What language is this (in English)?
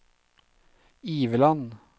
Norwegian